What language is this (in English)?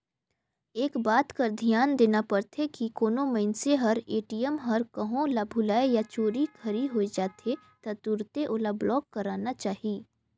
Chhattisgarhi